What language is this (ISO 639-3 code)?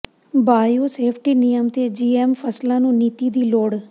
pan